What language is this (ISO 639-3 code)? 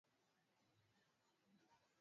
swa